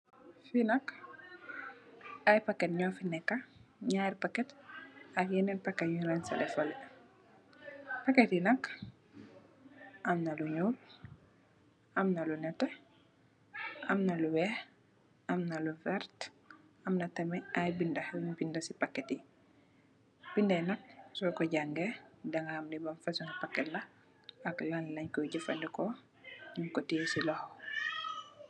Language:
Wolof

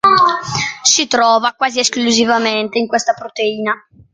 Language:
Italian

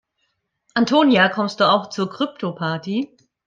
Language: German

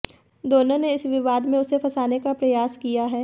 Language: Hindi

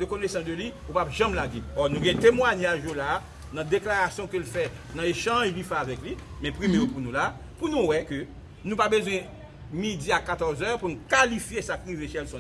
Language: French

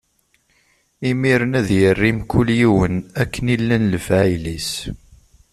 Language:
Kabyle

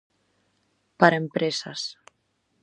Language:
Galician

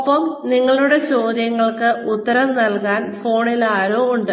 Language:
Malayalam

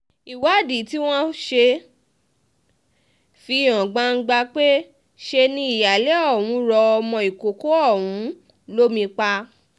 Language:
Yoruba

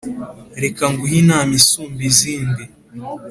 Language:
Kinyarwanda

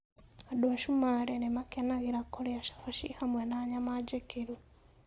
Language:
Kikuyu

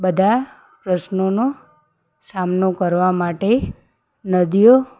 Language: Gujarati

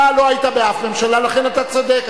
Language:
Hebrew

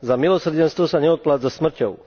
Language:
Slovak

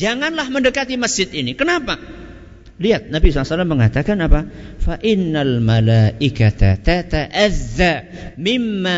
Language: Indonesian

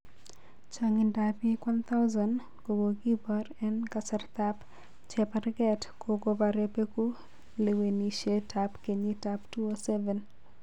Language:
Kalenjin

